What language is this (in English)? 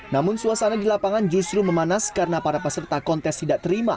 Indonesian